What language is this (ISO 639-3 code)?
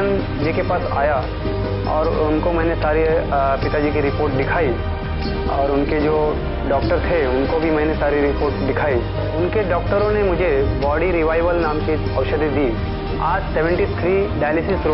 hin